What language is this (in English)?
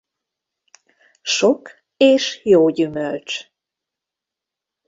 Hungarian